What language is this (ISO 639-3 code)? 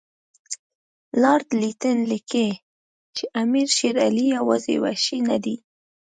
pus